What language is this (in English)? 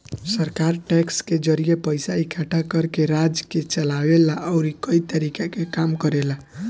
Bhojpuri